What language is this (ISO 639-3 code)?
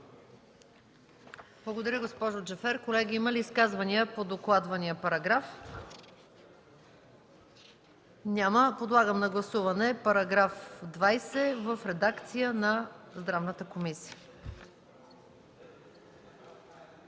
bul